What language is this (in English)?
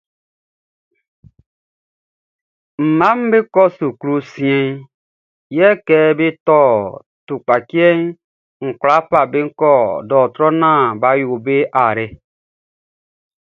Baoulé